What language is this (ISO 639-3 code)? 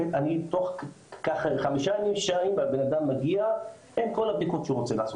heb